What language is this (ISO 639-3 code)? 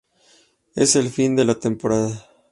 spa